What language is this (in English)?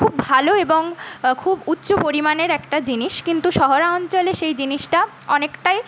Bangla